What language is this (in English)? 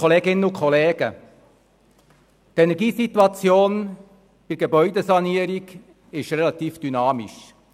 Swiss German